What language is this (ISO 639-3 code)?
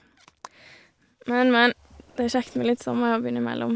nor